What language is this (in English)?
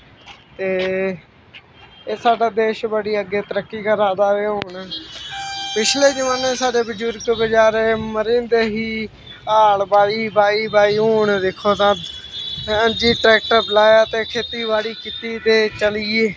Dogri